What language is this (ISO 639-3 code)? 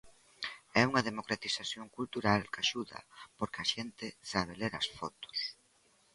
glg